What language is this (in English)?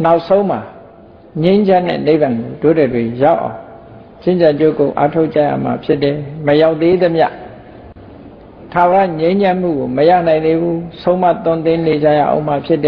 Thai